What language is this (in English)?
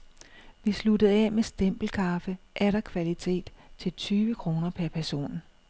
Danish